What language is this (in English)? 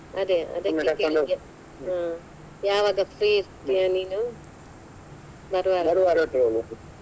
Kannada